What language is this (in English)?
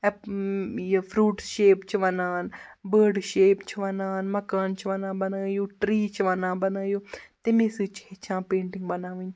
Kashmiri